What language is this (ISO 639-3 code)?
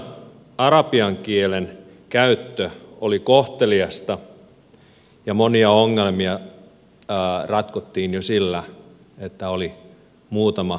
fin